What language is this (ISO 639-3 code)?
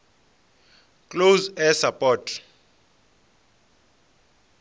ven